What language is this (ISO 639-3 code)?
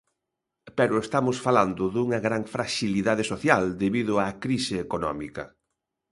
glg